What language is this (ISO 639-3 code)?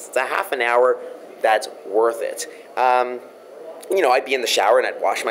eng